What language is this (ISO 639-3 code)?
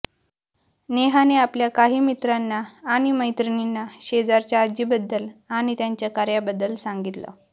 mar